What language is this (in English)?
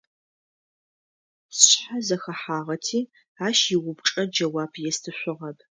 Adyghe